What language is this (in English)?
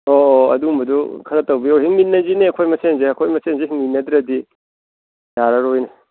Manipuri